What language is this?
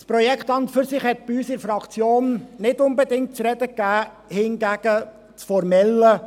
Swiss German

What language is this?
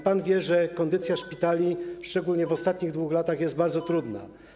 Polish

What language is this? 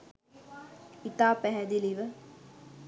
Sinhala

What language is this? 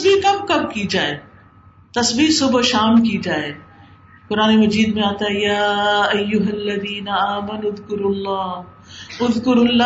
Urdu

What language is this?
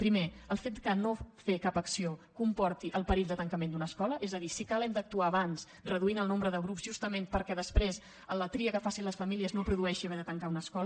Catalan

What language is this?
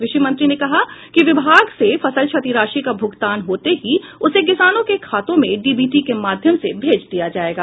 Hindi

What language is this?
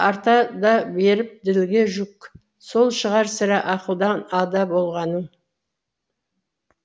Kazakh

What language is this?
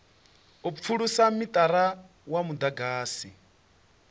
Venda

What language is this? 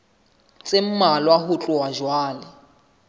Southern Sotho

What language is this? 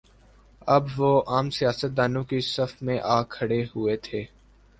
Urdu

